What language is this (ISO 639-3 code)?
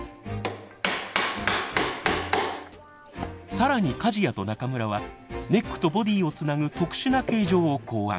jpn